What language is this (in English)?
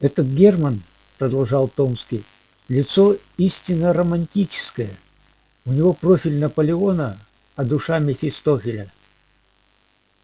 Russian